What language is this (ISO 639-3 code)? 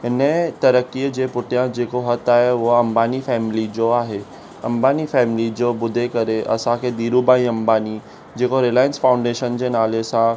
snd